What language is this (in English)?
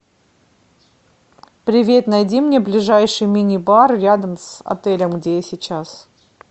Russian